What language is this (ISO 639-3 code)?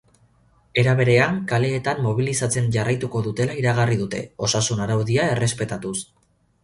eus